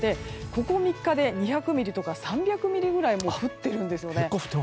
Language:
Japanese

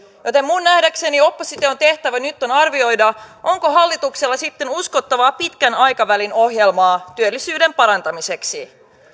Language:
Finnish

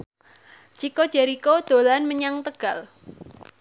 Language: Javanese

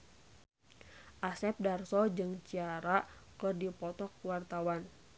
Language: Sundanese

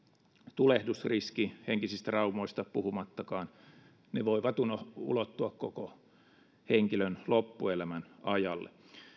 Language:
Finnish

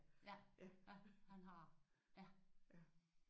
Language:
Danish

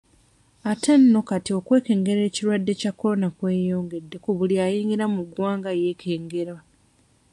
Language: Ganda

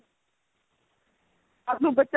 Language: Punjabi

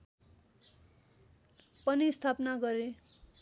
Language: Nepali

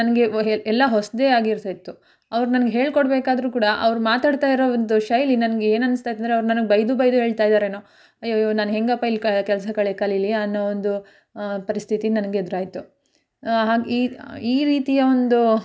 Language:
Kannada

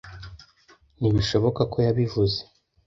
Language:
Kinyarwanda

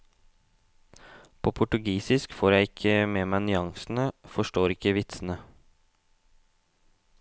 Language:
Norwegian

